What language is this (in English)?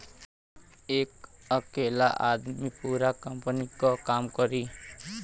Bhojpuri